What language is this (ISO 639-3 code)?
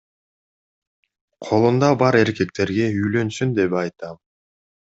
kir